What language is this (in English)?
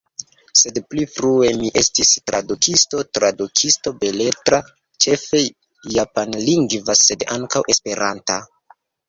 Esperanto